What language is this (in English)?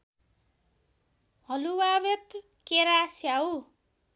Nepali